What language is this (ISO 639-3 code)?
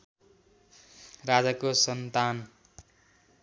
nep